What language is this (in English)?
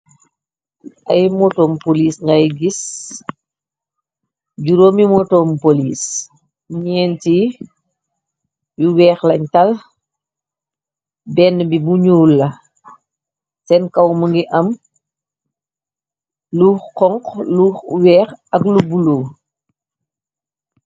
Wolof